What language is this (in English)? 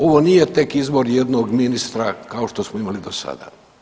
Croatian